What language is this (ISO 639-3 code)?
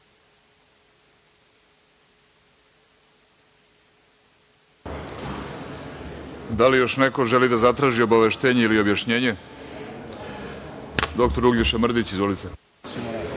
srp